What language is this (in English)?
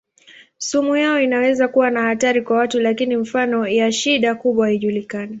Swahili